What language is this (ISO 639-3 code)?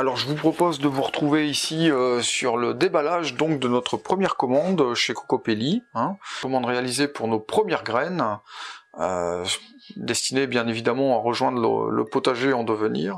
fra